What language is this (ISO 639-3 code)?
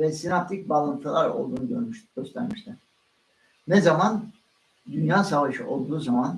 tur